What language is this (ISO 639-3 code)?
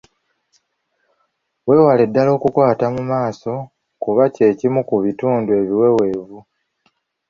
lug